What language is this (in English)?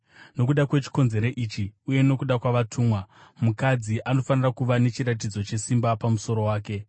Shona